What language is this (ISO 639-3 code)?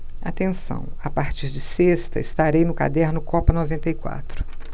por